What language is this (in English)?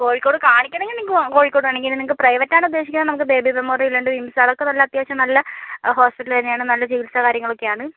Malayalam